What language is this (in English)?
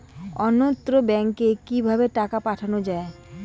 Bangla